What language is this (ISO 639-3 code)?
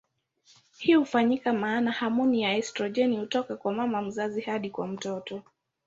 swa